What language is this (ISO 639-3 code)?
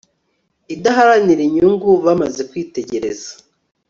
kin